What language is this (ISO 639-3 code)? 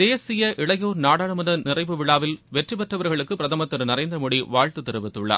tam